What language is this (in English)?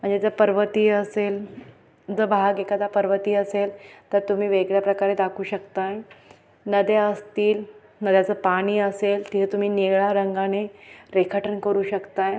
Marathi